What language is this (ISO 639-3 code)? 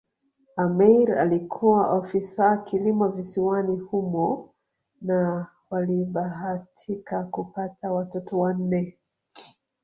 swa